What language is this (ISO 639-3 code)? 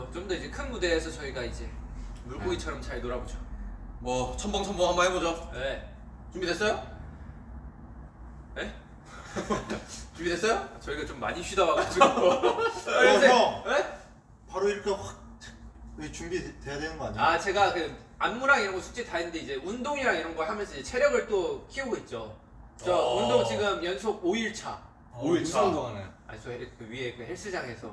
kor